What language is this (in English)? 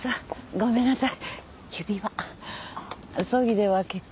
Japanese